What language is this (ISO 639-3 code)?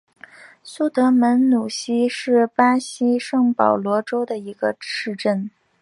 zho